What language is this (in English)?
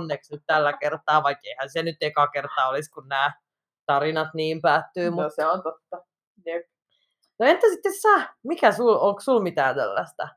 Finnish